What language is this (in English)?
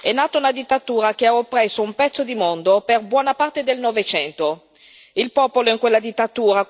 Italian